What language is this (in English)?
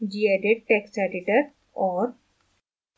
Hindi